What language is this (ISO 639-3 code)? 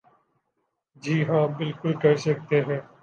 urd